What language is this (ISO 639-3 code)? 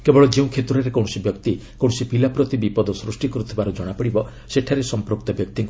ori